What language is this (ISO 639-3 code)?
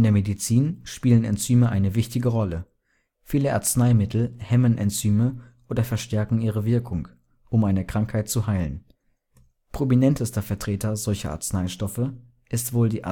deu